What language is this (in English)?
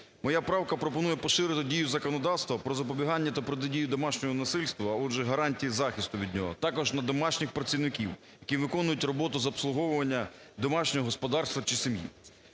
Ukrainian